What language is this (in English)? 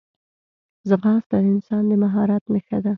Pashto